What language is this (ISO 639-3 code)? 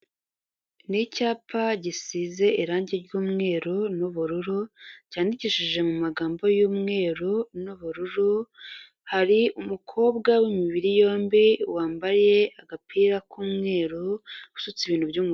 kin